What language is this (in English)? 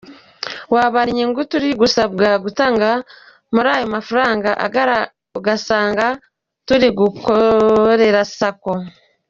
Kinyarwanda